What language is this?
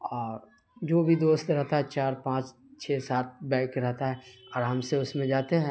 Urdu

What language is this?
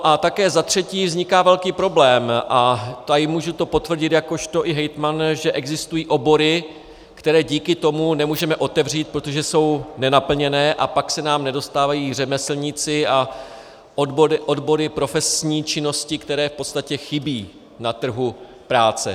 Czech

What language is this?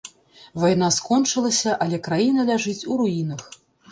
Belarusian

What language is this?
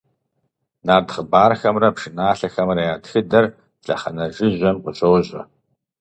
Kabardian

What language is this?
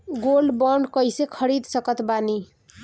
Bhojpuri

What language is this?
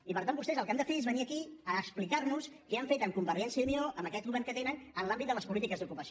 Catalan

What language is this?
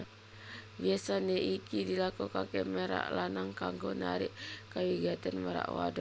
Javanese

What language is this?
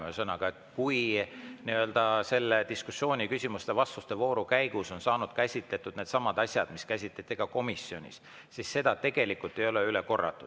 Estonian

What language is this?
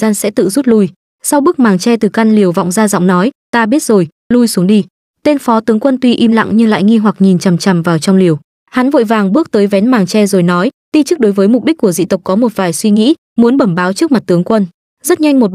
Vietnamese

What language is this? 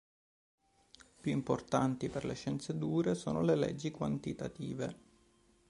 Italian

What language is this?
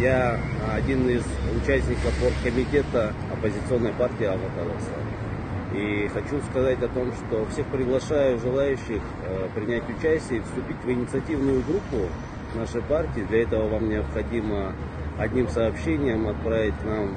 Russian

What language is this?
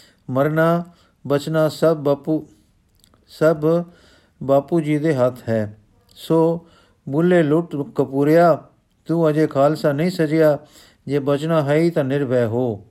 Punjabi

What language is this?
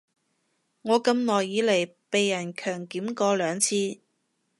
Cantonese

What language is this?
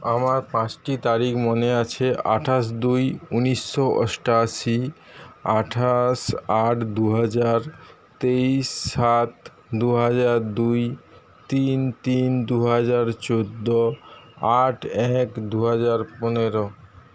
Bangla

